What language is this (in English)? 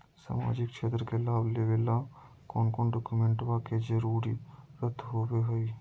Magahi